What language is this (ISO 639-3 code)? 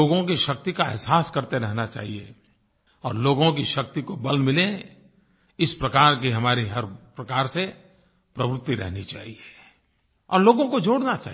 hin